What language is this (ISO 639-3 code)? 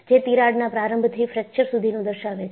guj